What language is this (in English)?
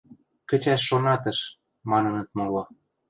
Western Mari